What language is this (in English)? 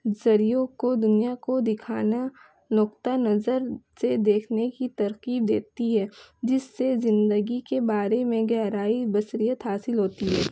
Urdu